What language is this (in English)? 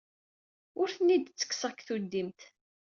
Kabyle